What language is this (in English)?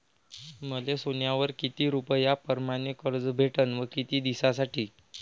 Marathi